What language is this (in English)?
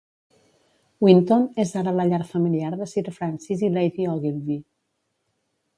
Catalan